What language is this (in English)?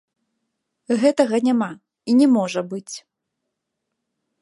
Belarusian